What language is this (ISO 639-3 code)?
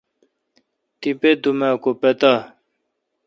xka